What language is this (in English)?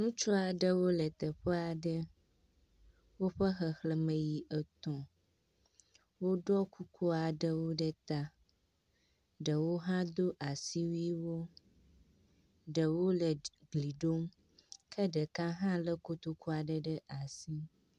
Ewe